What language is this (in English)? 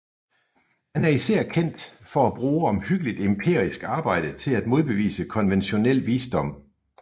Danish